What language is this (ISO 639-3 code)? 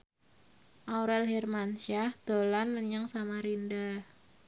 jav